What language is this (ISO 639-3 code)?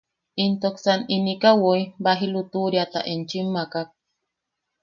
yaq